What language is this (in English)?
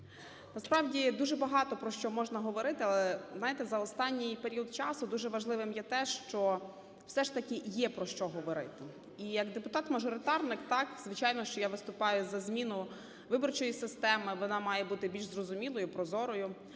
Ukrainian